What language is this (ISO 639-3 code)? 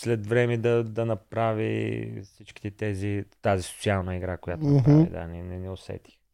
bul